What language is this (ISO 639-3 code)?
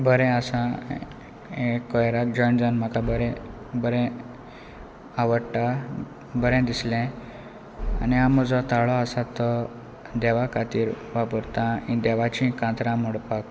kok